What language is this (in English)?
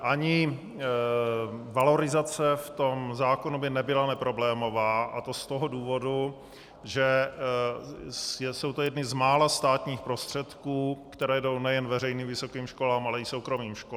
Czech